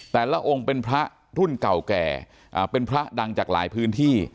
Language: Thai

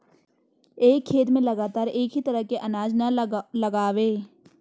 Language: Hindi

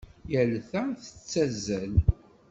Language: Kabyle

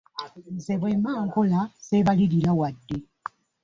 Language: Ganda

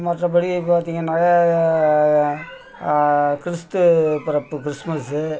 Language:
Tamil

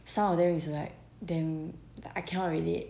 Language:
English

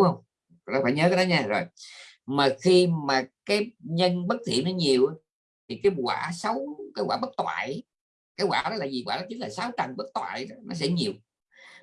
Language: Vietnamese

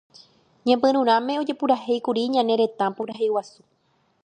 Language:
Guarani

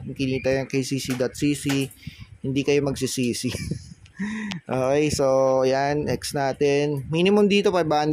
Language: Filipino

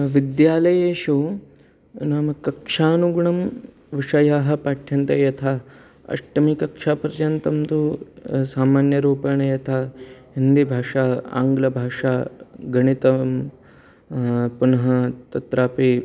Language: Sanskrit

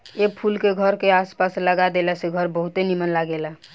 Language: Bhojpuri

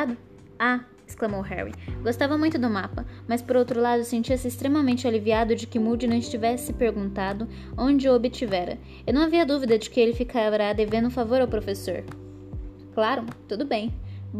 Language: Portuguese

